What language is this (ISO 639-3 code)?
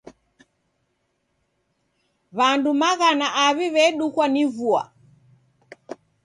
dav